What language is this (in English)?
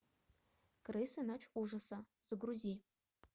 Russian